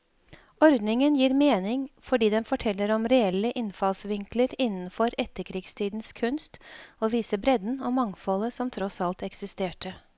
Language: Norwegian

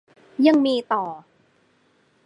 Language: Thai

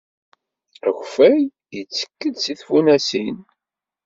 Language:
Kabyle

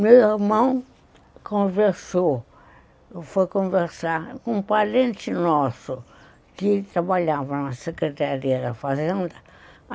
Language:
Portuguese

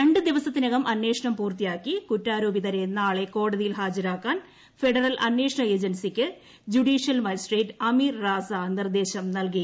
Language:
Malayalam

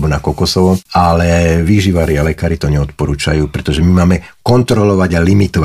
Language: Slovak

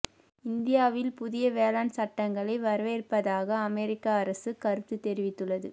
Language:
Tamil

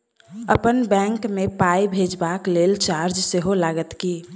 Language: Maithili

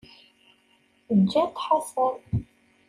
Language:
Kabyle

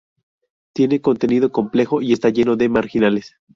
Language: Spanish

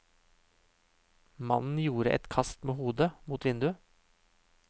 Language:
Norwegian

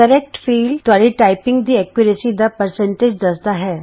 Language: Punjabi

